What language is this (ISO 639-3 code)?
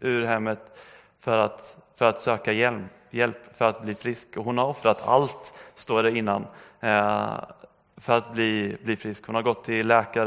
swe